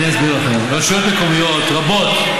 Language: Hebrew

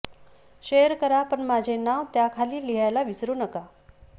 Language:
Marathi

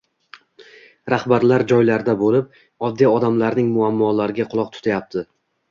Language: Uzbek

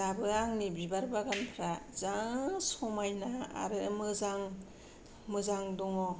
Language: Bodo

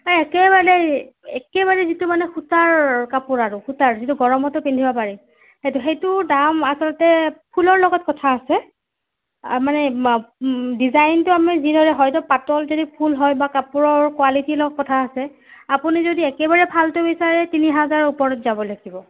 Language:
Assamese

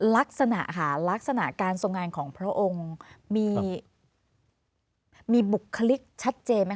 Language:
Thai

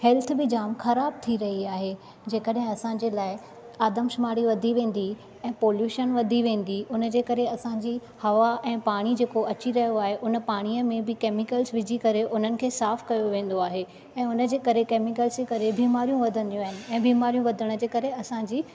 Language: Sindhi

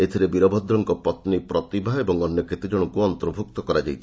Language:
Odia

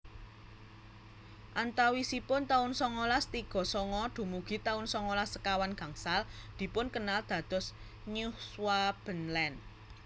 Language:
Javanese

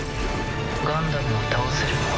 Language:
Japanese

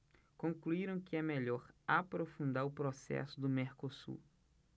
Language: Portuguese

